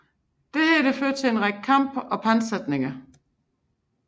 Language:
Danish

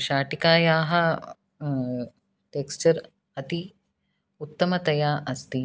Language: Sanskrit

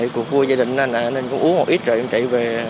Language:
Vietnamese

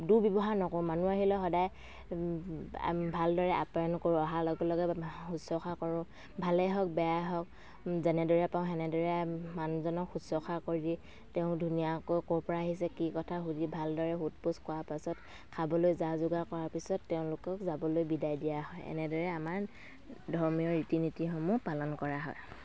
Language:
Assamese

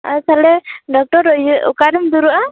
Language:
Santali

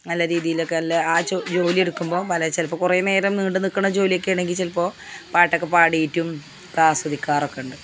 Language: Malayalam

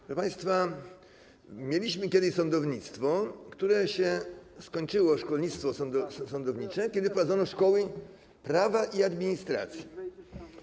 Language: Polish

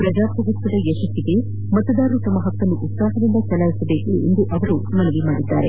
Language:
Kannada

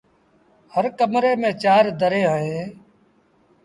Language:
Sindhi Bhil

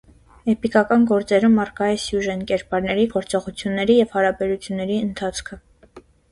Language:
Armenian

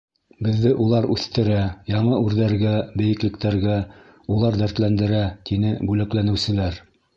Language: Bashkir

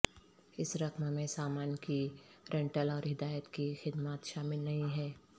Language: Urdu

